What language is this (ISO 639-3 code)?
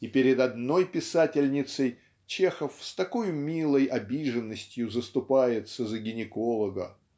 rus